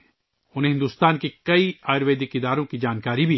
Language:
Urdu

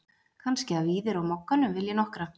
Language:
Icelandic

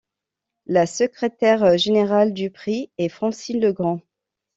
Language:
French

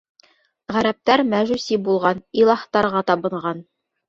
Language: Bashkir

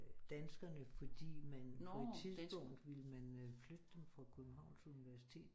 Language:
Danish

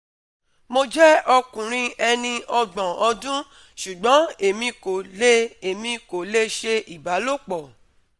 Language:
Yoruba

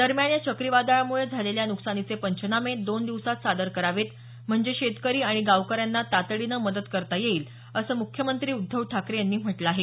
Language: Marathi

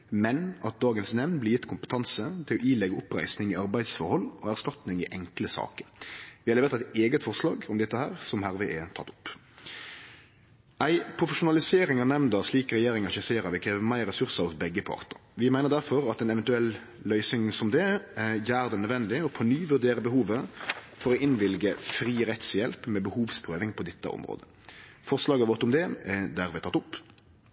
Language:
Norwegian Nynorsk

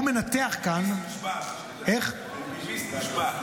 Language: Hebrew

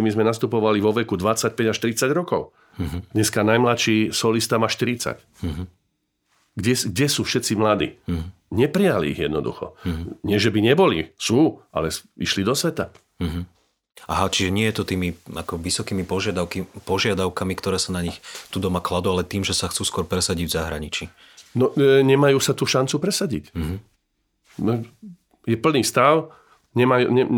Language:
Slovak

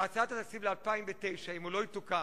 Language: Hebrew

